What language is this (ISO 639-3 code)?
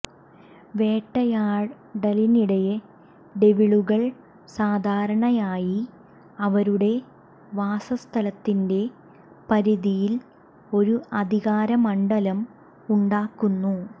mal